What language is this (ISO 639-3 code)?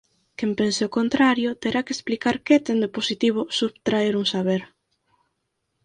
glg